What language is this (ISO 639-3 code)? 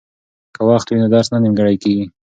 pus